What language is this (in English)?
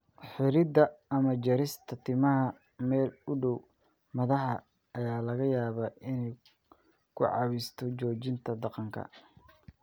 Somali